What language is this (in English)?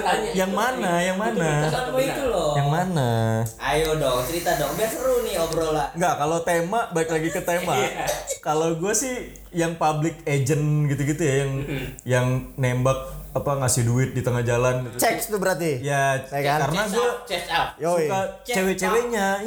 Indonesian